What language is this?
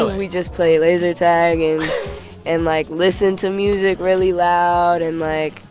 English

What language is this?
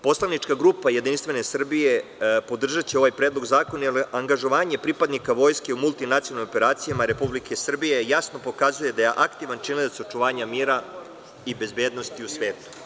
Serbian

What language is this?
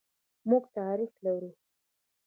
Pashto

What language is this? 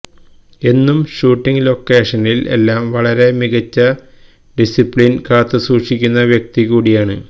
Malayalam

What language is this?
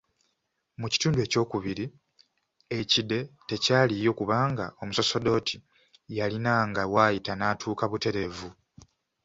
Ganda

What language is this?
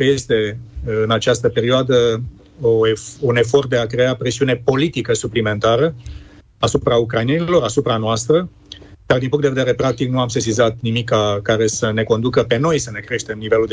Romanian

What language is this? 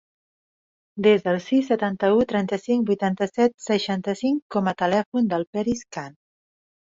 Catalan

